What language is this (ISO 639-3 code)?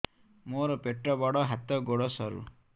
ori